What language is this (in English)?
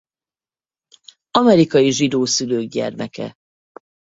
Hungarian